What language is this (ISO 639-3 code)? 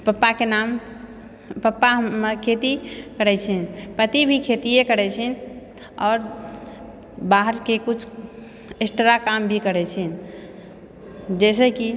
mai